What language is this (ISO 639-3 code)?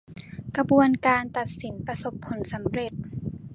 tha